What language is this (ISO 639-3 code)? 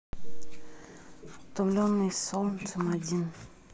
rus